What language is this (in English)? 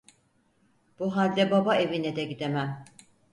Turkish